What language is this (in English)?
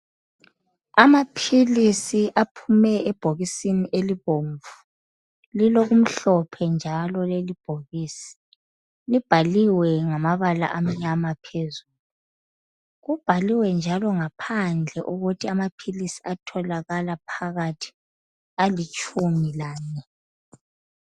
North Ndebele